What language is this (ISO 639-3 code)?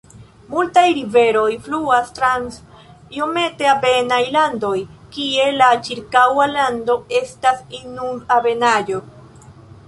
epo